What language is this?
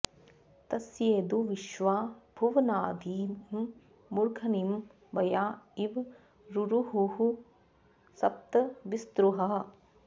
Sanskrit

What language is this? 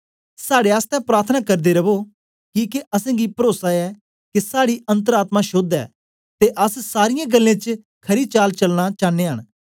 Dogri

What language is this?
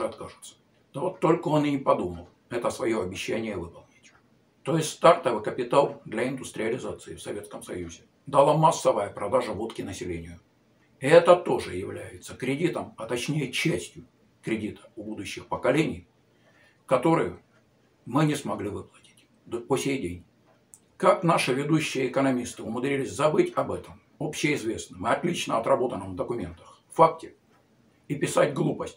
Russian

